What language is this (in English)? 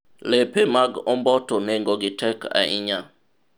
Luo (Kenya and Tanzania)